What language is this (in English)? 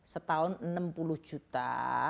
Indonesian